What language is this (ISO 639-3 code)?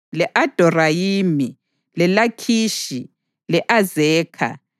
nde